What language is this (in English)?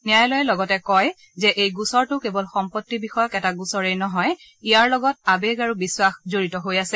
Assamese